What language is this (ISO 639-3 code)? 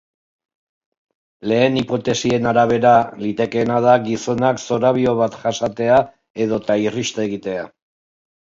eus